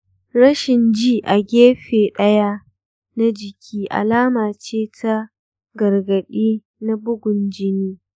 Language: Hausa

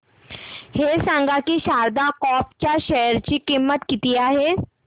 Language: Marathi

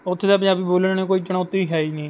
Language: Punjabi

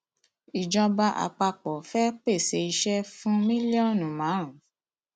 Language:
Yoruba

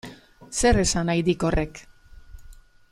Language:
Basque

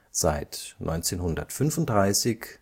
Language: German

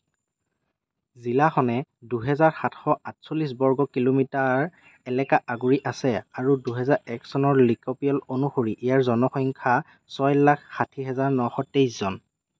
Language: Assamese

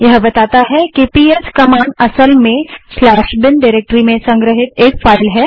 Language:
Hindi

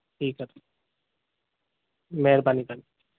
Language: Sindhi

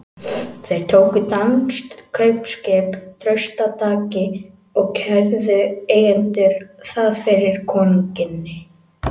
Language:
Icelandic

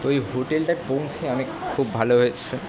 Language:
Bangla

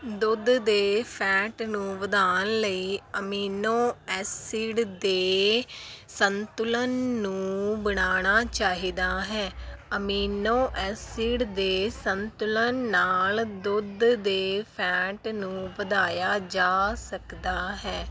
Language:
Punjabi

